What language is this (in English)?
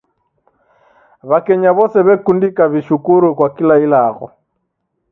Taita